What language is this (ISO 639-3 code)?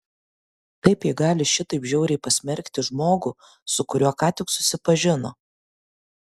lit